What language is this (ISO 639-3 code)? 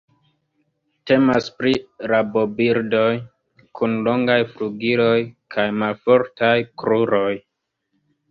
epo